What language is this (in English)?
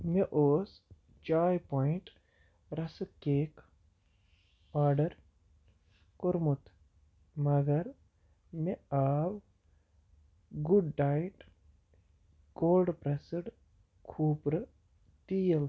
Kashmiri